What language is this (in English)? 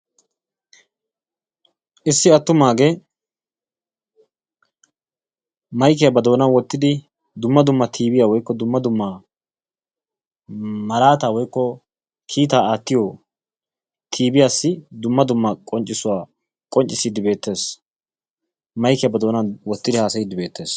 Wolaytta